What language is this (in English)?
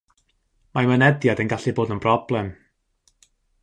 Welsh